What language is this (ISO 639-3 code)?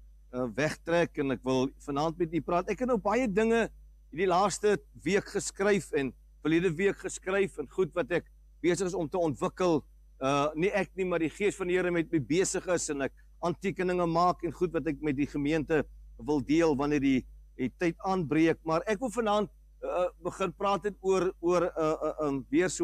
nld